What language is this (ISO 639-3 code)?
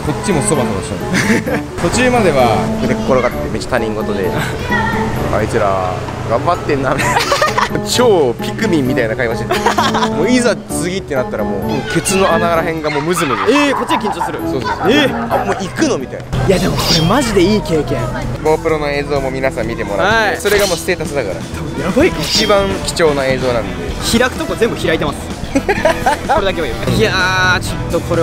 jpn